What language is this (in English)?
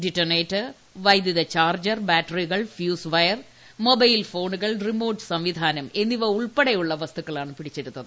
Malayalam